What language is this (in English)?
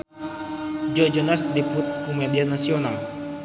Sundanese